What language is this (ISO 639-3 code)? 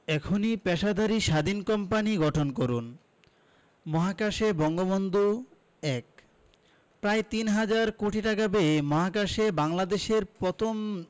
ben